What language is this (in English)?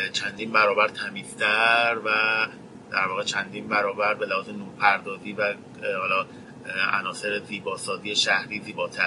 Persian